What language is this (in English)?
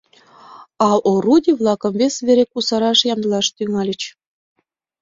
Mari